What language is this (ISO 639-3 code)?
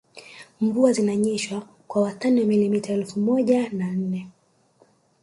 swa